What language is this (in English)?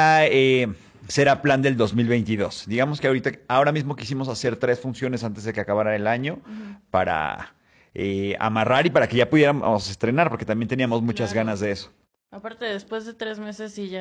Spanish